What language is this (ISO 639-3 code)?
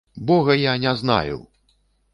bel